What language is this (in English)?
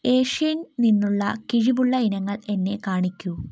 Malayalam